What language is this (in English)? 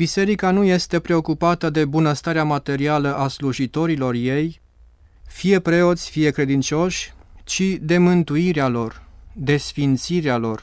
Romanian